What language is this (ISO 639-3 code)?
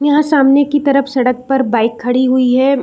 hin